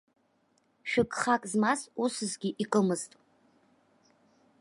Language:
Abkhazian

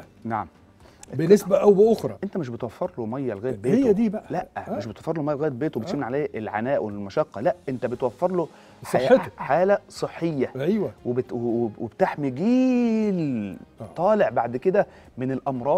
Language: Arabic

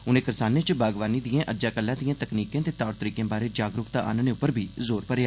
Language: Dogri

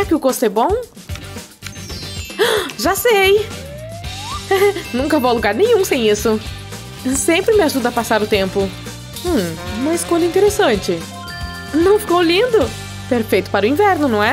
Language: Portuguese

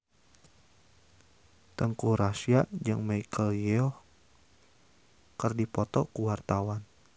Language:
Sundanese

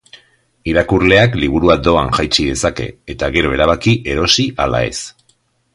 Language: Basque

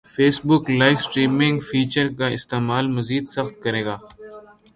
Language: Urdu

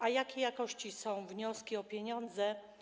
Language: Polish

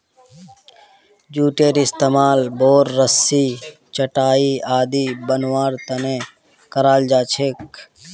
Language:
Magahi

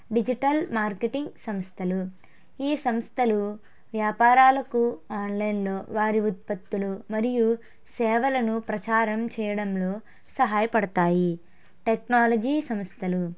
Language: Telugu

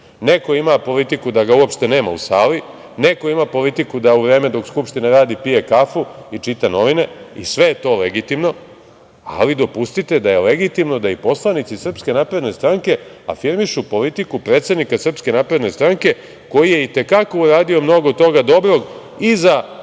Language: Serbian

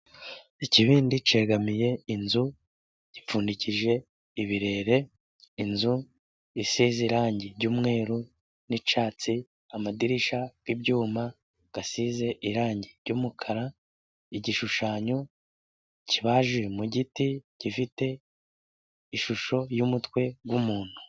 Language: Kinyarwanda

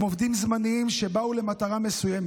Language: Hebrew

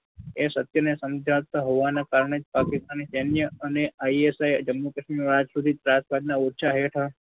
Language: Gujarati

